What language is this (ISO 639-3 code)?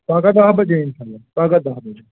kas